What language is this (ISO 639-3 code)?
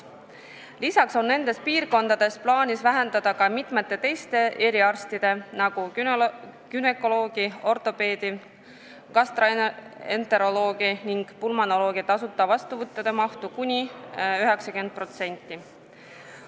est